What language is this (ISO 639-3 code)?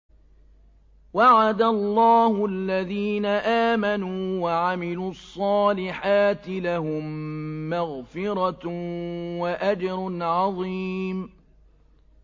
ara